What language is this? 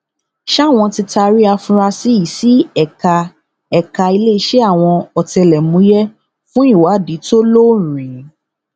Yoruba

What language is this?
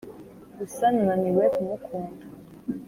Kinyarwanda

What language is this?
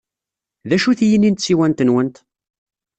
Kabyle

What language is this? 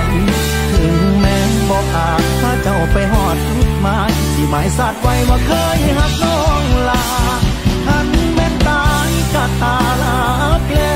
Thai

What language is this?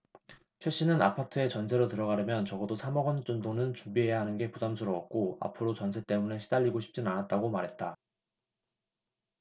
Korean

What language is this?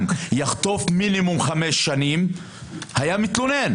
Hebrew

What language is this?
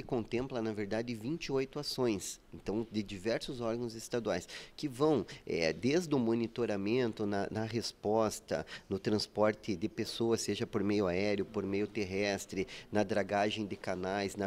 Portuguese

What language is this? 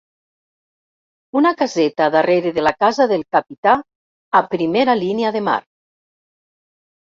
Catalan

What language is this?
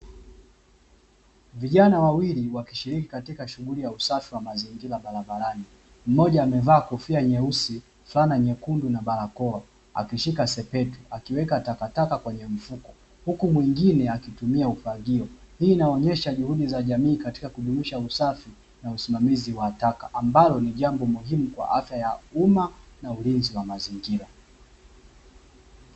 Swahili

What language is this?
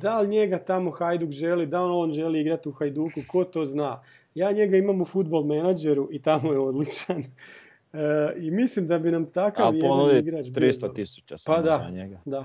Croatian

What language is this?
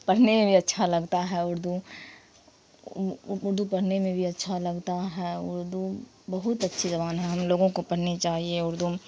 Urdu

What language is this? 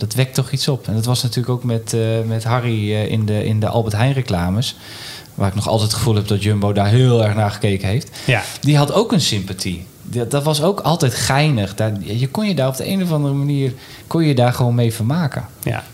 Dutch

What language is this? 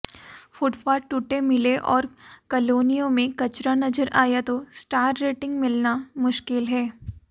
Hindi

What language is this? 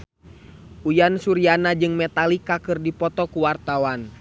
Sundanese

